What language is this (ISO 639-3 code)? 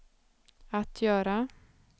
swe